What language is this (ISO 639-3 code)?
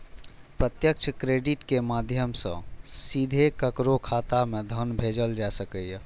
mai